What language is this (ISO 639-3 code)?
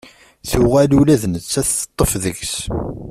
kab